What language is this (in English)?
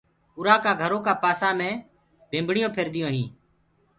Gurgula